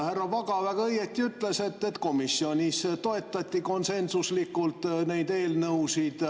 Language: Estonian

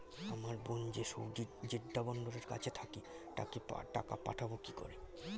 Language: Bangla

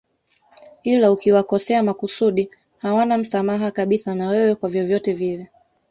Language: Swahili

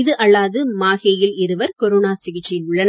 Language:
Tamil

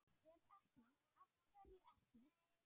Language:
Icelandic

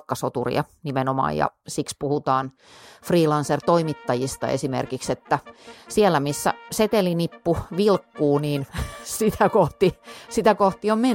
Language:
Finnish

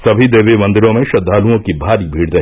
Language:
Hindi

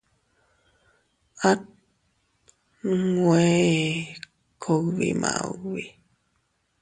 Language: Teutila Cuicatec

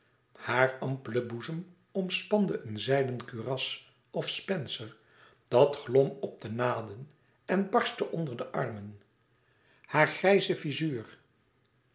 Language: Dutch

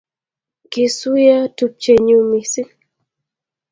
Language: Kalenjin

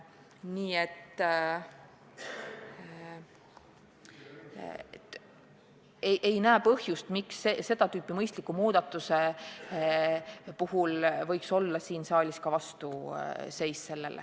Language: Estonian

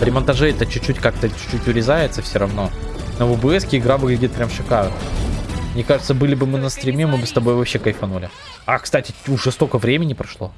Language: Russian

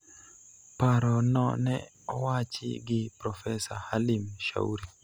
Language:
Luo (Kenya and Tanzania)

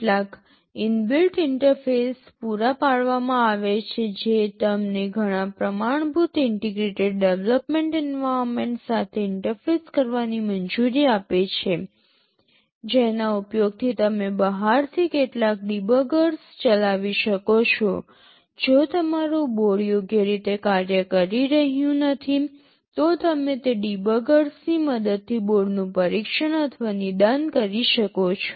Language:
Gujarati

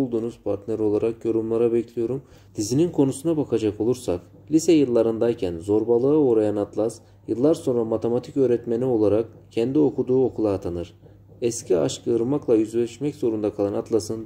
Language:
Turkish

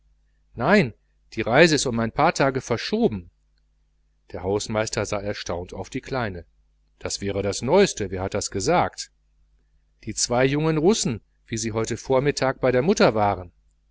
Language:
German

